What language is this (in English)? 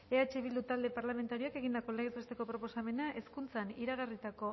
Basque